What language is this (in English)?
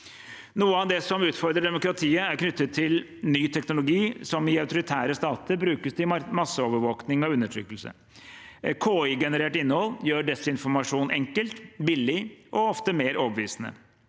Norwegian